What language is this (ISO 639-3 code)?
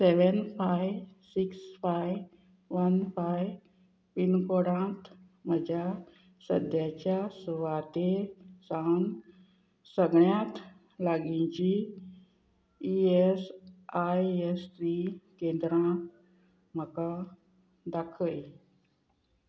kok